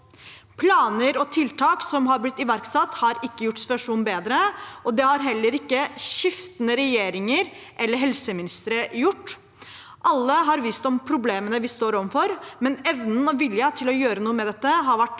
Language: Norwegian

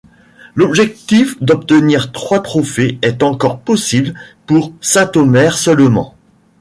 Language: French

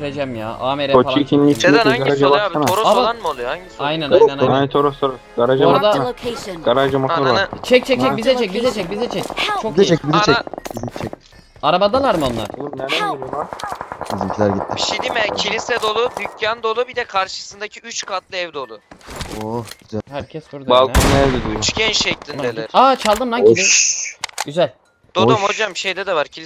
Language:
Turkish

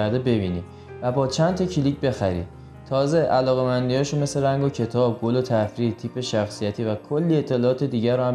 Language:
Persian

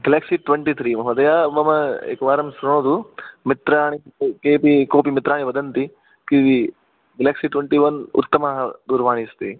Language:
Sanskrit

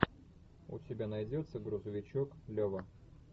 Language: Russian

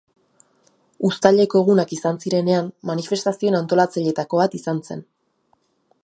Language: Basque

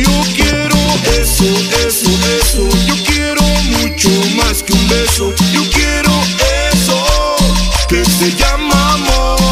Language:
Spanish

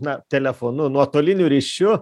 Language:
Lithuanian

